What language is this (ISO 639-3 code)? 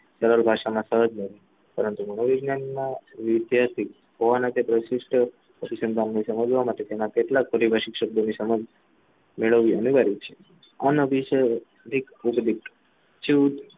guj